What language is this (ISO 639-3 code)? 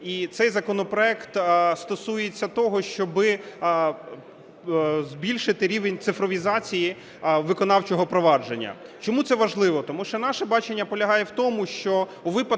ukr